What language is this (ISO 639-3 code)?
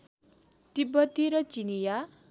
nep